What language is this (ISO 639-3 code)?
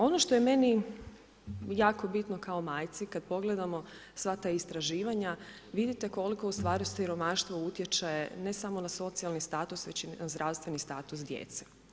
hrv